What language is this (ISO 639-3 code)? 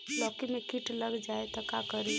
bho